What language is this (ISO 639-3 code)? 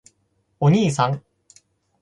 jpn